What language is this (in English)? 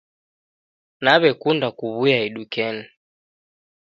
Taita